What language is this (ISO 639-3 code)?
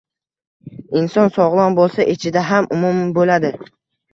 uzb